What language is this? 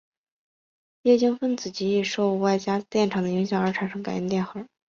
Chinese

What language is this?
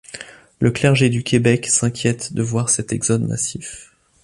French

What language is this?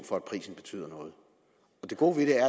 Danish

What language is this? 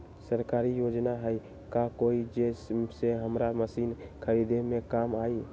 Magahi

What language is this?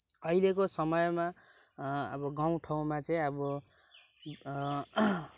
Nepali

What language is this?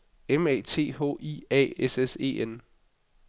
Danish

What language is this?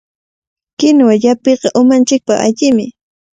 Cajatambo North Lima Quechua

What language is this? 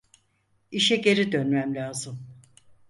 Turkish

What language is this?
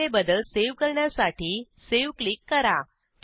Marathi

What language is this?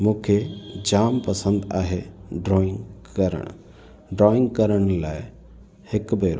Sindhi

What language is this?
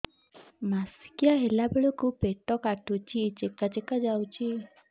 Odia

